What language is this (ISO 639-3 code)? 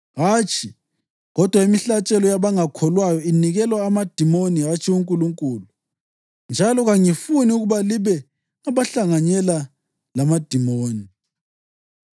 nde